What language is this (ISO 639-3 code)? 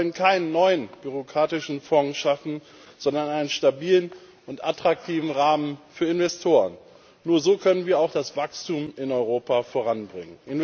deu